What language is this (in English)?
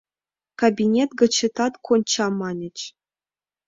Mari